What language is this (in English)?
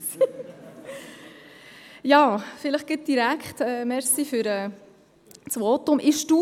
Swiss German